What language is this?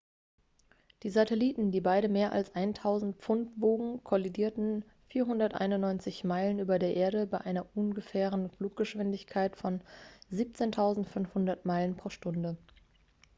German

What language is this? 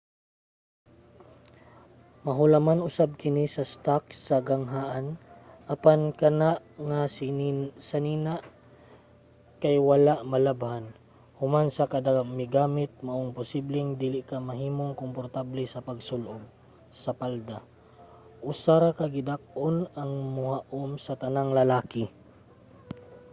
Cebuano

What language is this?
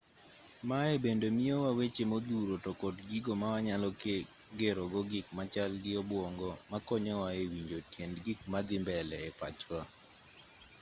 Luo (Kenya and Tanzania)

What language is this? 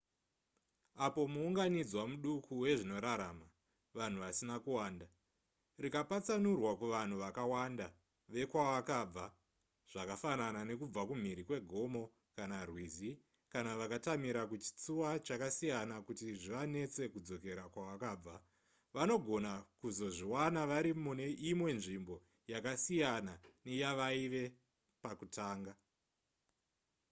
Shona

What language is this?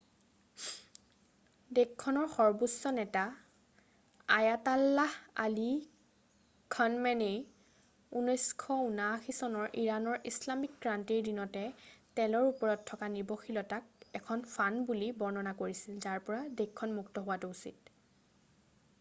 Assamese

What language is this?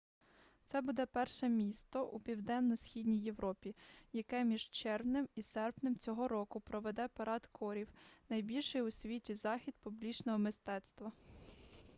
Ukrainian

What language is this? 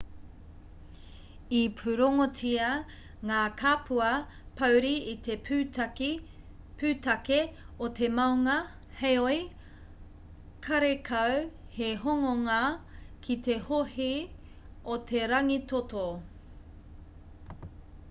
Māori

